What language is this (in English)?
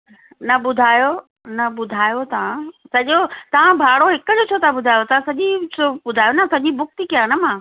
Sindhi